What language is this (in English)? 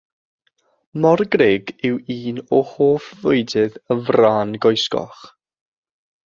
Welsh